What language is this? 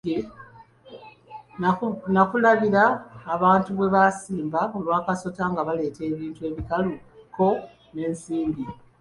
Ganda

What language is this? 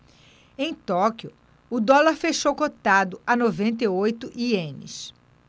Portuguese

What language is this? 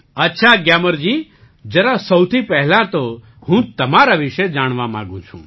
Gujarati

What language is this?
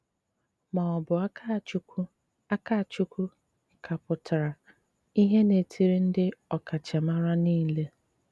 Igbo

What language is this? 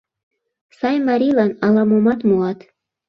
Mari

